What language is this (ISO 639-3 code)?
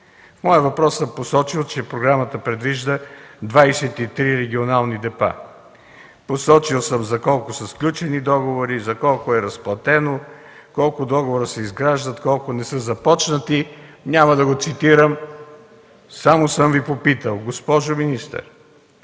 bul